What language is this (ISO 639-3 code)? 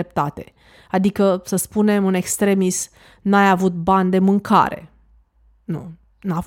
ron